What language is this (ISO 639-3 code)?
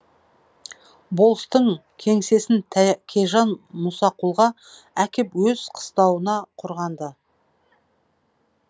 kaz